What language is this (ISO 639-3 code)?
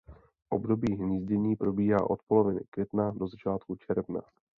ces